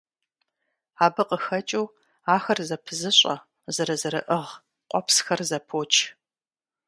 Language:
Kabardian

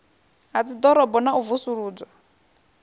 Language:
Venda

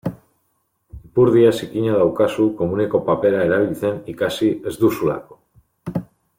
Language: Basque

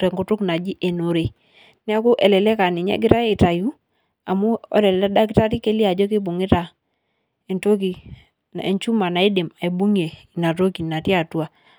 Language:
Masai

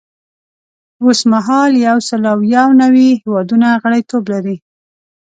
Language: Pashto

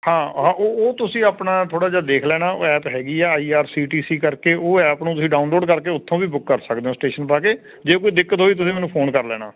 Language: Punjabi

